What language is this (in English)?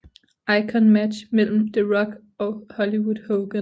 Danish